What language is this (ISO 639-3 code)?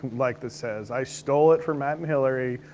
eng